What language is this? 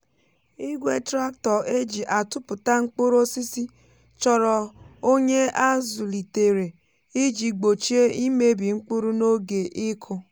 Igbo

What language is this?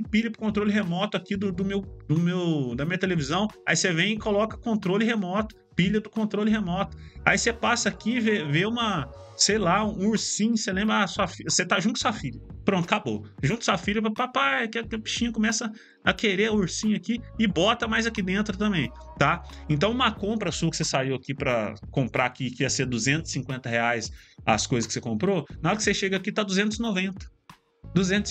Portuguese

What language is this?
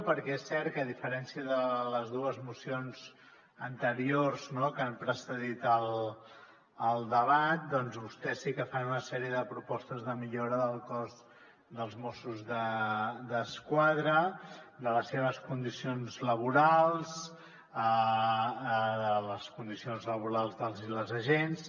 Catalan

